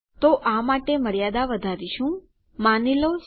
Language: Gujarati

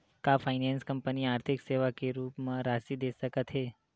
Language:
Chhattisgarhi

